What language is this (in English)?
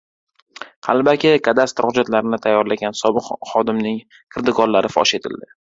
Uzbek